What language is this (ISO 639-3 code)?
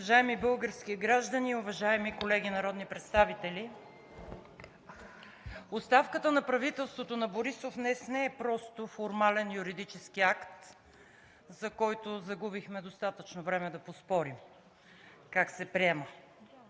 bul